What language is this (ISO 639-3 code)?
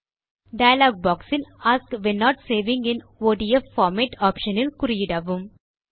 tam